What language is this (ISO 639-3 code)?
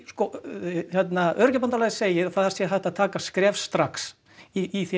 isl